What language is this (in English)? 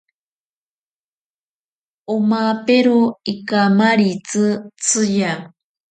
Ashéninka Perené